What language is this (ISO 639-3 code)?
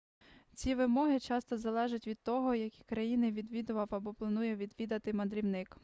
ukr